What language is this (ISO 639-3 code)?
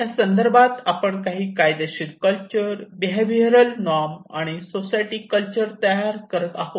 mar